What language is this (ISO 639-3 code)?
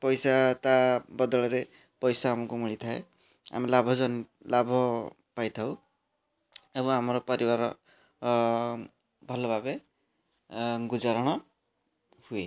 ori